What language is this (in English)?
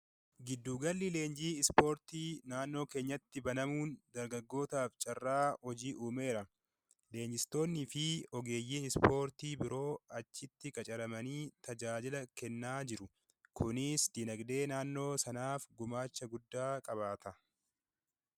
Oromo